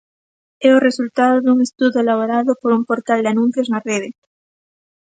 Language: Galician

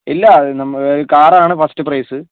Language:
Malayalam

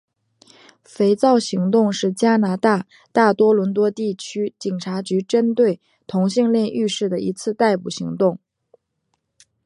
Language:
Chinese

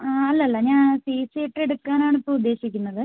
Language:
Malayalam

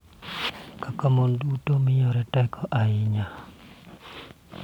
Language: Luo (Kenya and Tanzania)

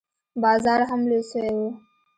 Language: Pashto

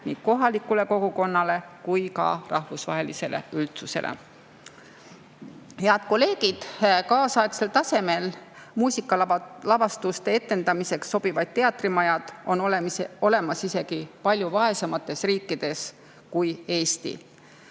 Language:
Estonian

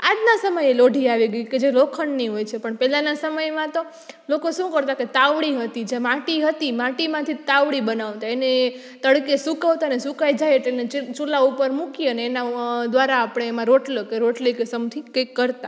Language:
Gujarati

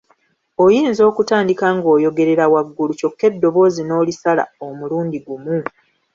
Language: Ganda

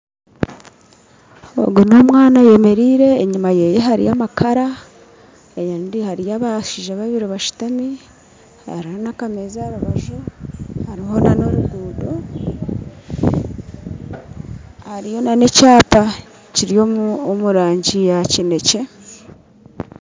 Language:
Nyankole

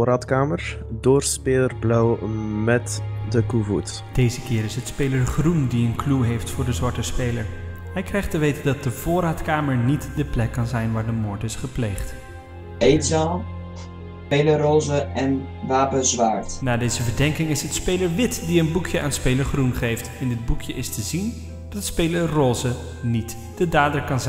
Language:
Dutch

